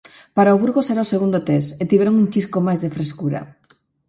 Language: Galician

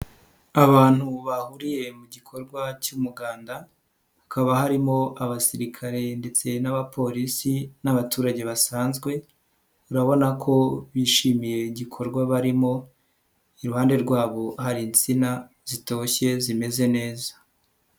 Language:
Kinyarwanda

